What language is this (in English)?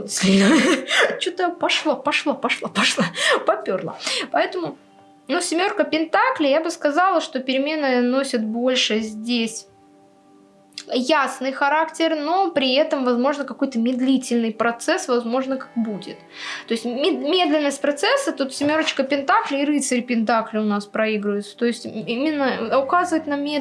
Russian